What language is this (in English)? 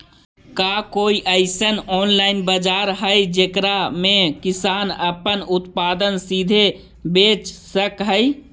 Magahi